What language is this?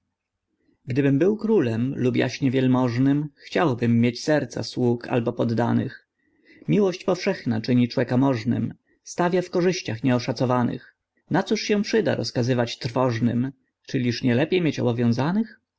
Polish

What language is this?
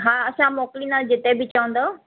Sindhi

